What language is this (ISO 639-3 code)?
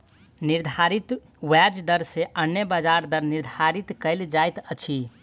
mai